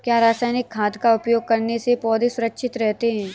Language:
Hindi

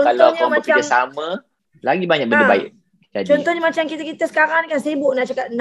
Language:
Malay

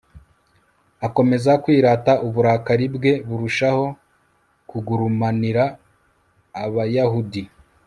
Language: Kinyarwanda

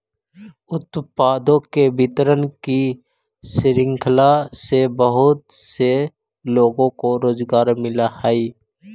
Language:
Magahi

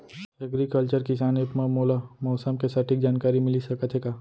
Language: Chhattisgarhi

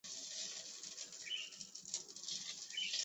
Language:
Chinese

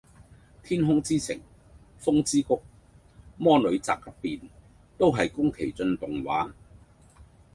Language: Cantonese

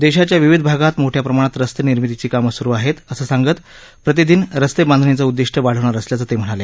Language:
Marathi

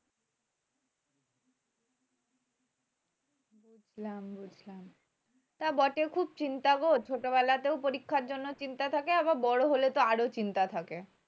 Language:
Bangla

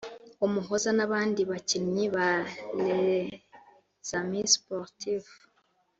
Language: Kinyarwanda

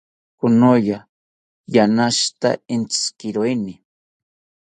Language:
South Ucayali Ashéninka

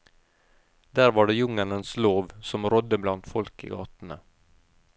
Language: Norwegian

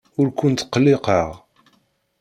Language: Kabyle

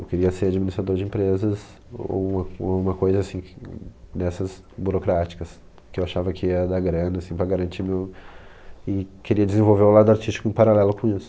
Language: Portuguese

